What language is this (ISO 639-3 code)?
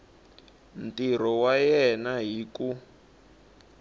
tso